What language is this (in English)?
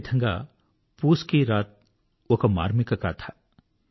Telugu